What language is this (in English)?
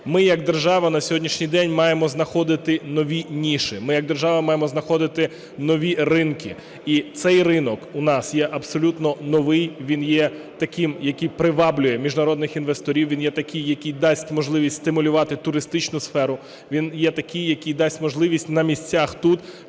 Ukrainian